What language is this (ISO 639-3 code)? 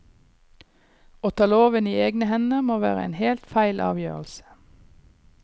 nor